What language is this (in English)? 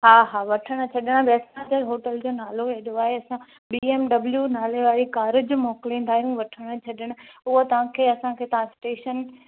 Sindhi